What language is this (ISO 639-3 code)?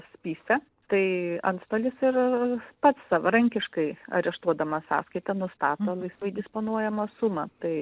lit